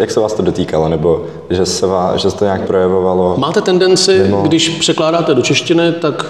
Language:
Czech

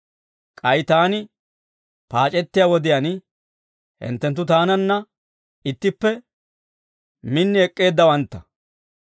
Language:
Dawro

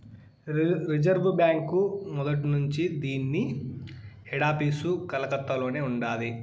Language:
Telugu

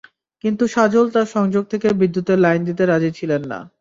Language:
Bangla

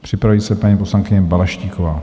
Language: Czech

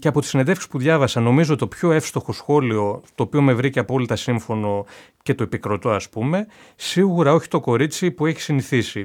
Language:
Greek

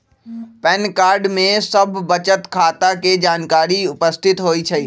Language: Magahi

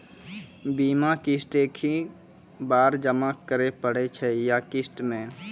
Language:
Maithili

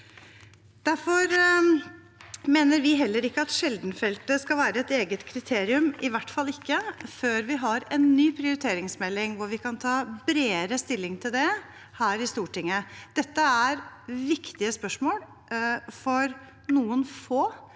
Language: Norwegian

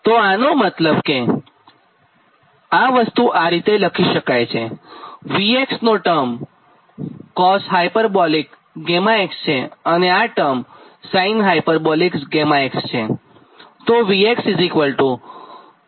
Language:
Gujarati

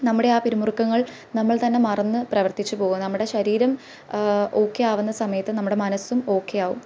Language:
Malayalam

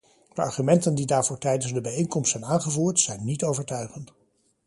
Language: Dutch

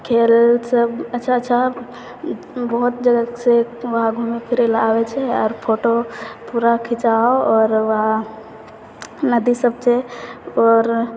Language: Maithili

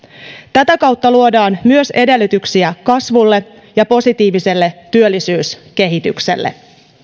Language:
Finnish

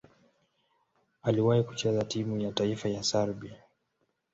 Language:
Swahili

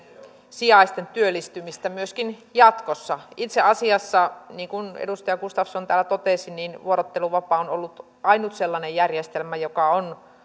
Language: Finnish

